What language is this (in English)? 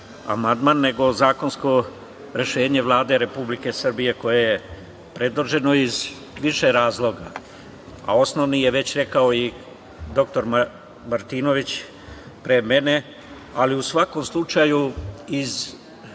Serbian